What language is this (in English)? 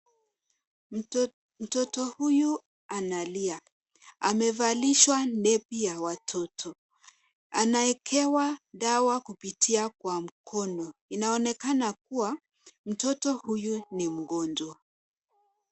Swahili